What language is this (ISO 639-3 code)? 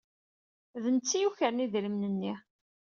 kab